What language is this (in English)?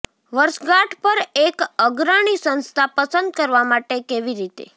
Gujarati